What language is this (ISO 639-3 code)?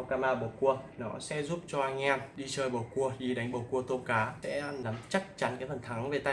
vie